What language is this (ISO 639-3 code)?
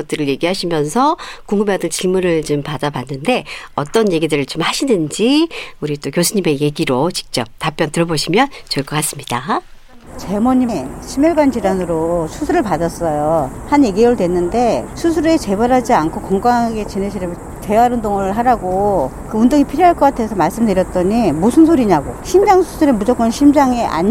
kor